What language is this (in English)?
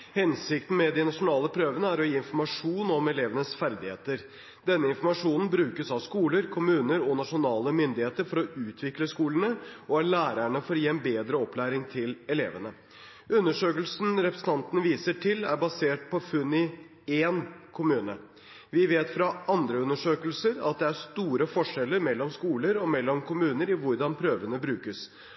Norwegian Bokmål